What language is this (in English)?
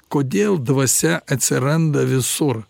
Lithuanian